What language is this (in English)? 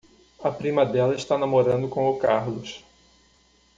Portuguese